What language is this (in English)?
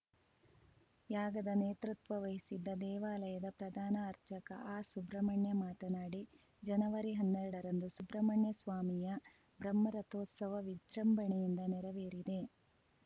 Kannada